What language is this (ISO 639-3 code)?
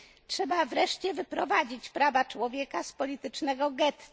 pol